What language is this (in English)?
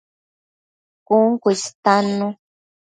Matsés